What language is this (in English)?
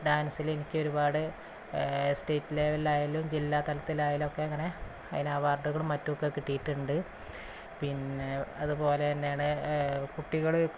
Malayalam